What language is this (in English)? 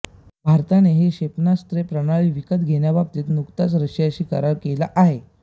Marathi